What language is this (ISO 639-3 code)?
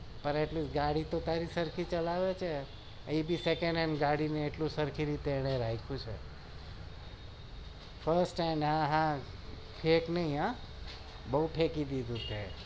guj